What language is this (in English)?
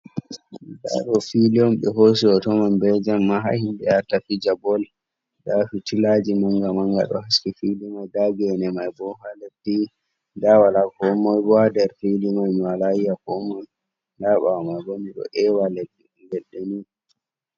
Fula